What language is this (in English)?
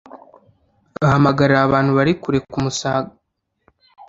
Kinyarwanda